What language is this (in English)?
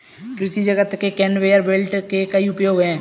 Hindi